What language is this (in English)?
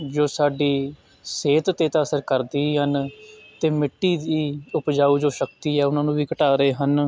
Punjabi